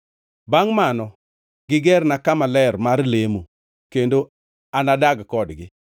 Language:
Luo (Kenya and Tanzania)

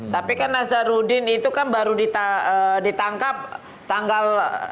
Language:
Indonesian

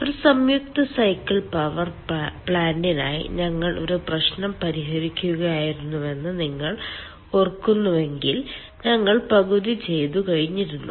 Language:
Malayalam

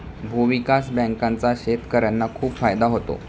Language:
Marathi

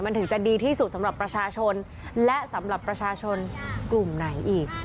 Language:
Thai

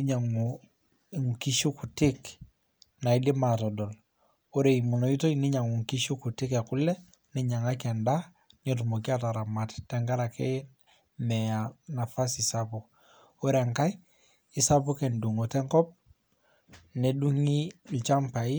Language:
Masai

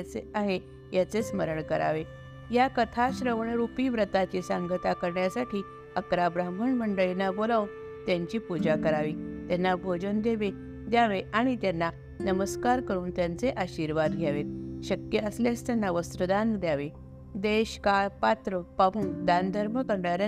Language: Marathi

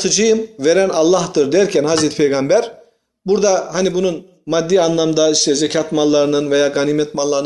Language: Turkish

